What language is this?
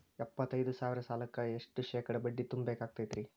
Kannada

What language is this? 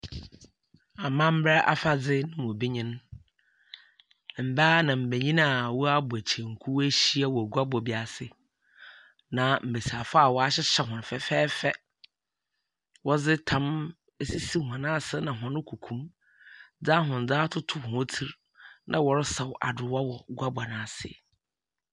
Akan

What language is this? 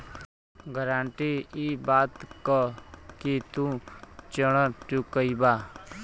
Bhojpuri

